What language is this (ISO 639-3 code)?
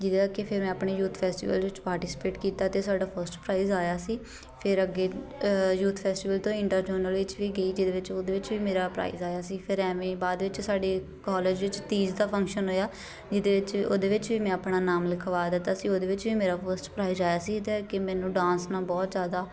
pan